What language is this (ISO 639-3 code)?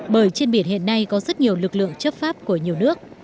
vie